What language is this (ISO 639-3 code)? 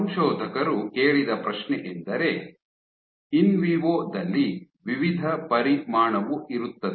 kan